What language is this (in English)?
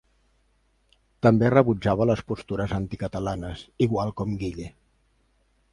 Catalan